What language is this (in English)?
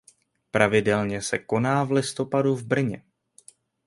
Czech